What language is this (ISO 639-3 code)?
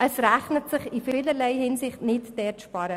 gsw